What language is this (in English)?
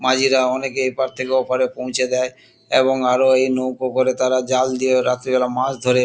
Bangla